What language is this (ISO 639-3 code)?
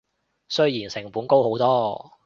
yue